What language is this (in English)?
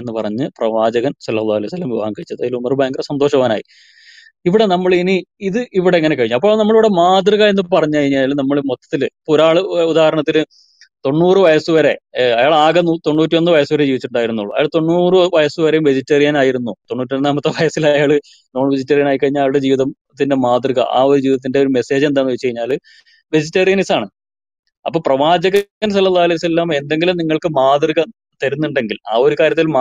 Malayalam